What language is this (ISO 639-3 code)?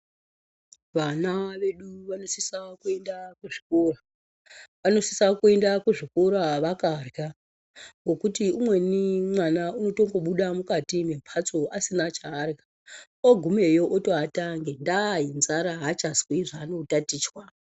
ndc